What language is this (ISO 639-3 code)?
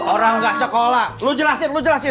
ind